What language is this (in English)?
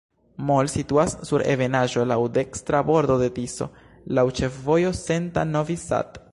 Esperanto